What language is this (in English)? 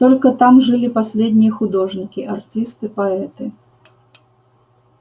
Russian